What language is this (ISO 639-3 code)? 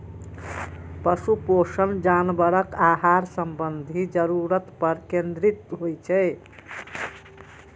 mai